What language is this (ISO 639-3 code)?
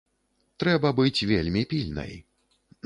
bel